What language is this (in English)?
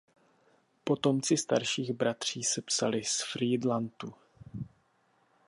Czech